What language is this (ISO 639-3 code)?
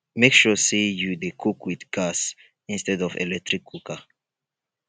pcm